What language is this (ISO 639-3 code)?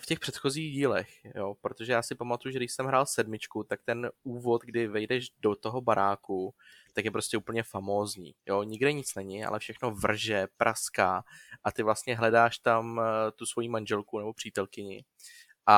ces